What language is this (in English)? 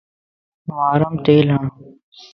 Lasi